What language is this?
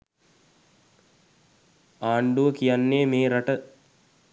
Sinhala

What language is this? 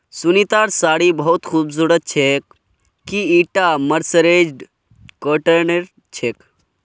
Magahi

